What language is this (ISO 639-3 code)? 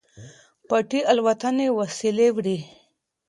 pus